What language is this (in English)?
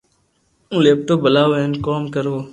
Loarki